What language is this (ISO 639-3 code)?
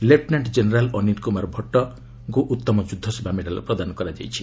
ori